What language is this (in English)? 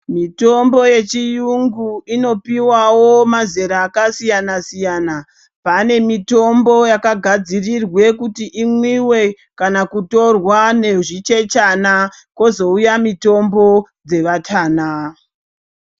Ndau